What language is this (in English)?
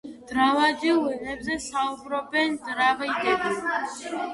Georgian